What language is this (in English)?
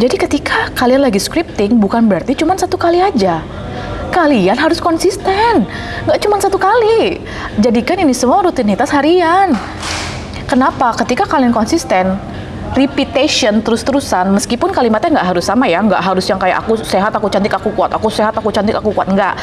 Indonesian